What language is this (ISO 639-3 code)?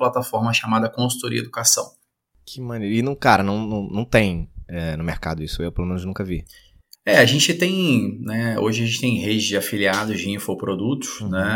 por